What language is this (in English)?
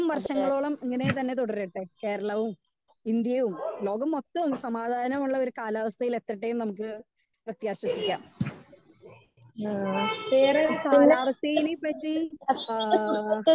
Malayalam